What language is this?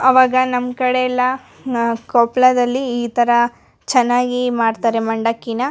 Kannada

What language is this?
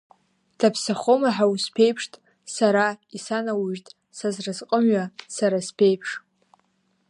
Abkhazian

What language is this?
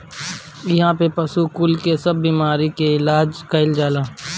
Bhojpuri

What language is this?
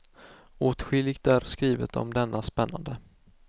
Swedish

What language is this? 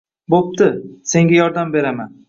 Uzbek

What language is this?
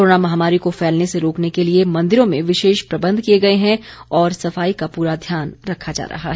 Hindi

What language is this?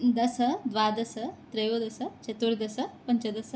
Sanskrit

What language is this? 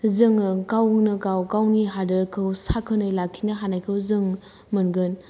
Bodo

